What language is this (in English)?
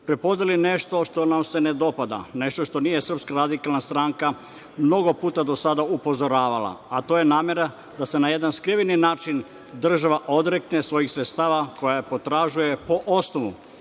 Serbian